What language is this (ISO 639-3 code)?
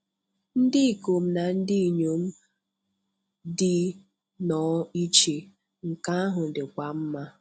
ibo